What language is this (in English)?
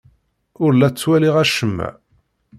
Kabyle